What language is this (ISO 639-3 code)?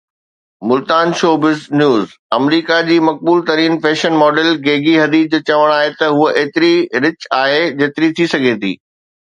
snd